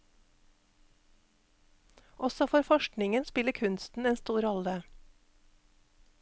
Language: Norwegian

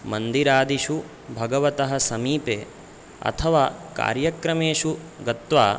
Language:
Sanskrit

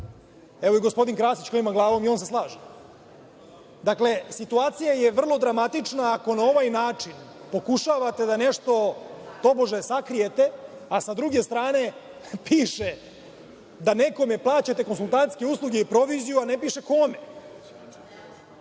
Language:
Serbian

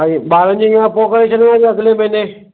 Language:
Sindhi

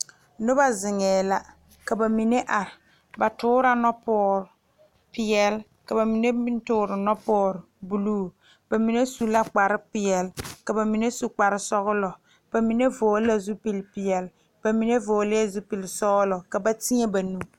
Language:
Southern Dagaare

